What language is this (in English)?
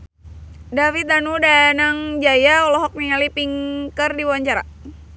Sundanese